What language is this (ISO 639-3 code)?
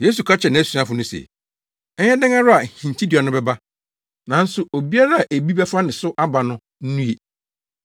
aka